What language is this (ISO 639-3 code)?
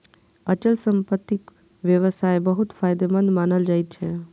mai